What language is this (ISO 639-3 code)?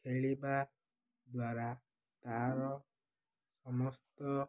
ori